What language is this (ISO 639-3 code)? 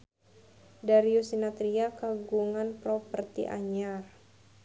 sun